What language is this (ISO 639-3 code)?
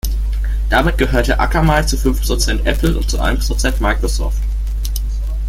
deu